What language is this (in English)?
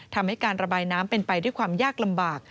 Thai